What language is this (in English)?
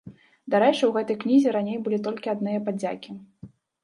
Belarusian